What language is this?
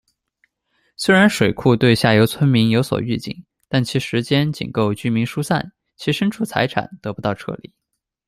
Chinese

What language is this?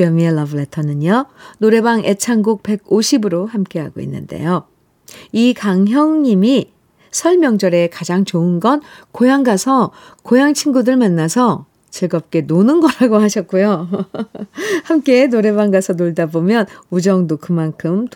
Korean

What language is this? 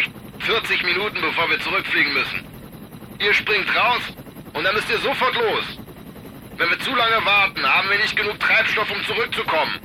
German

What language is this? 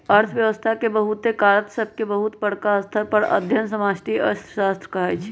Magahi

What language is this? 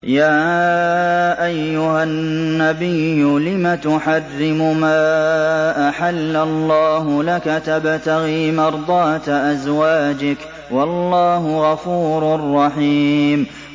Arabic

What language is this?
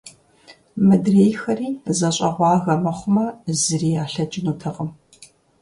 Kabardian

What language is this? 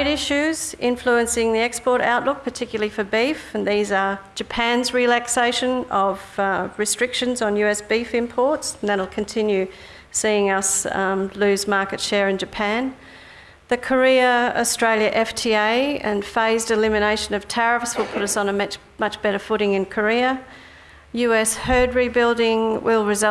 English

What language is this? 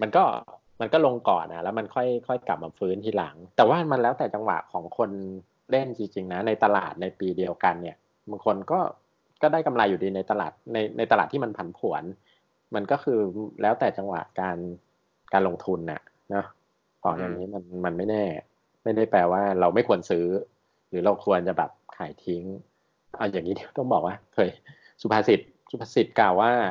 Thai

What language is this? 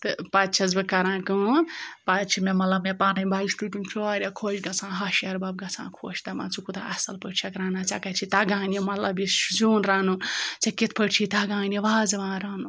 Kashmiri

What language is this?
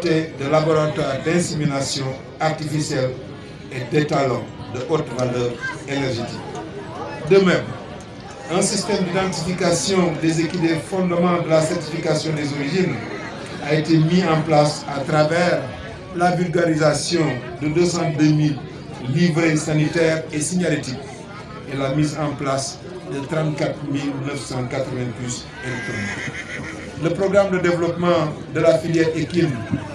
French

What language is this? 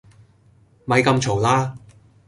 Cantonese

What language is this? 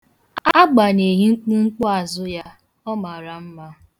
Igbo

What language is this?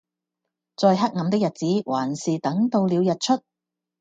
Cantonese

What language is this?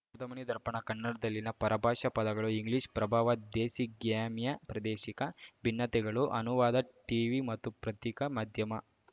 Kannada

